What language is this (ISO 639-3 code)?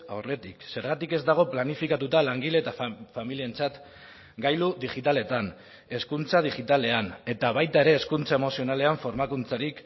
eus